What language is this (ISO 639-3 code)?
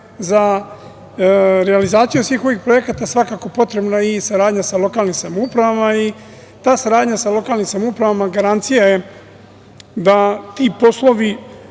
srp